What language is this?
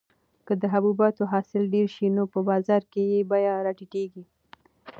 Pashto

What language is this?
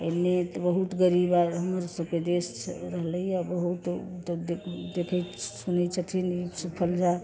Maithili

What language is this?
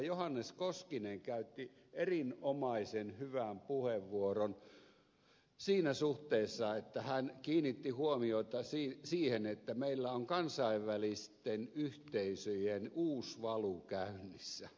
Finnish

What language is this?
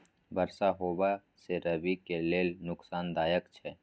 Maithili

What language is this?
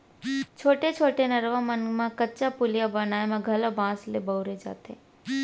Chhattisgarhi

